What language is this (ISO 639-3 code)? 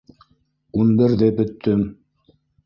bak